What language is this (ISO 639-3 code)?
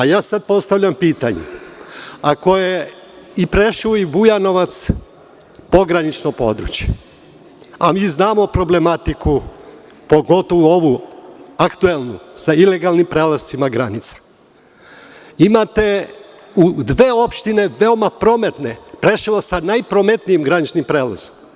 srp